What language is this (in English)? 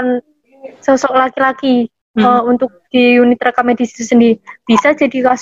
Indonesian